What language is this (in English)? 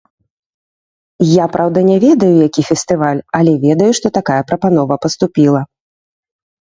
Belarusian